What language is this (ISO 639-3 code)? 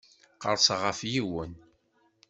kab